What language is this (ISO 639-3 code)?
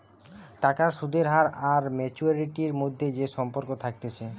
ben